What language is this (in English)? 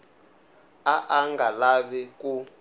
Tsonga